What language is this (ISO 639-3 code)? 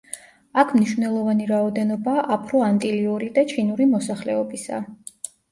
kat